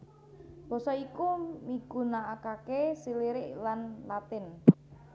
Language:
Javanese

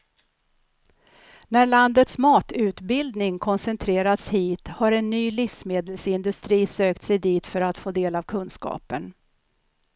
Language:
Swedish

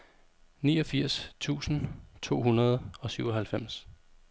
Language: Danish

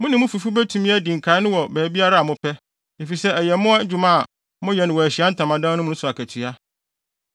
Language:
Akan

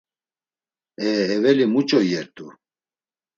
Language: Laz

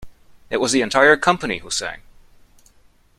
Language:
English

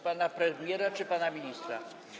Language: Polish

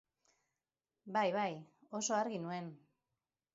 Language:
Basque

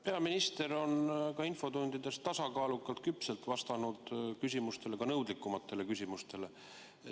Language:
Estonian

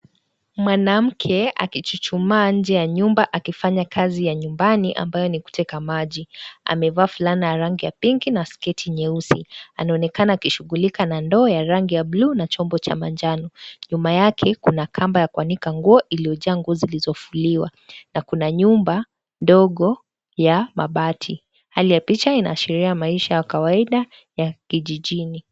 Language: Swahili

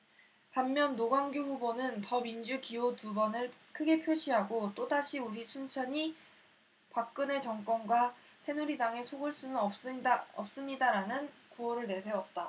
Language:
Korean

